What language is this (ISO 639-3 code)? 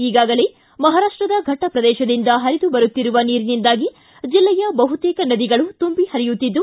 kan